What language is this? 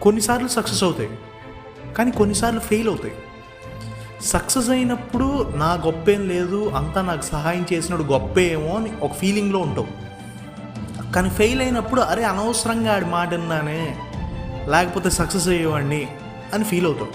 Telugu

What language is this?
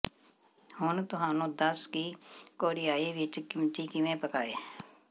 Punjabi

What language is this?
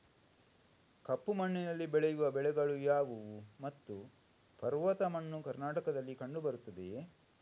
Kannada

